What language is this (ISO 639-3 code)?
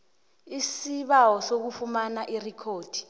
nbl